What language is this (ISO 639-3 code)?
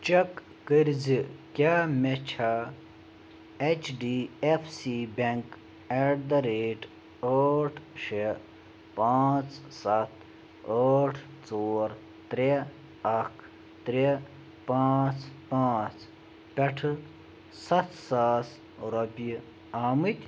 kas